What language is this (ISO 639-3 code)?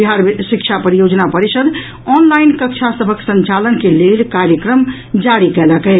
mai